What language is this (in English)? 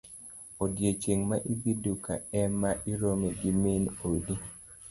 Luo (Kenya and Tanzania)